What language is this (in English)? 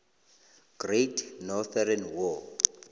South Ndebele